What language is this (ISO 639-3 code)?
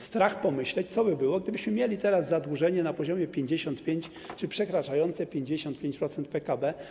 pol